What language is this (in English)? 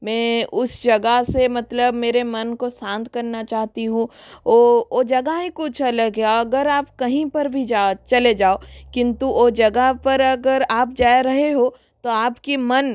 Hindi